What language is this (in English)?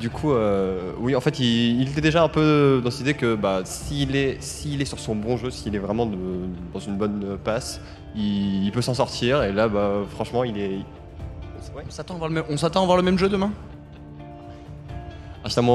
French